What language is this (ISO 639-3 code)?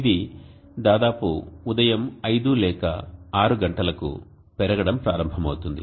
tel